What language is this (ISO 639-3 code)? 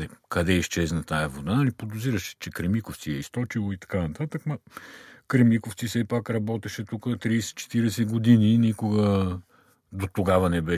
bul